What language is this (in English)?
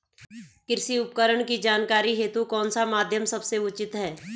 Hindi